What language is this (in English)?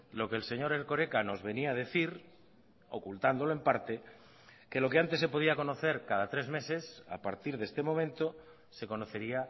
Spanish